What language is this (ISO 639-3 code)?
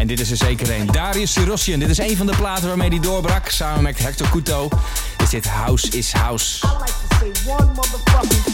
nld